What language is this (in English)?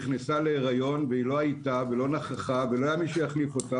Hebrew